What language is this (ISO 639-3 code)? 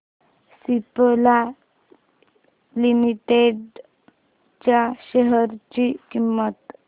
mar